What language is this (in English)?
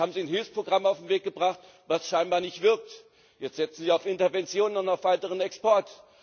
German